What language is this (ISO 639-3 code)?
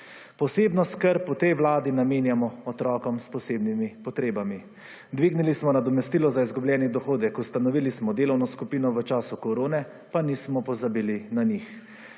slv